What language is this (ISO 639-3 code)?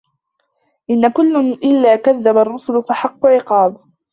ara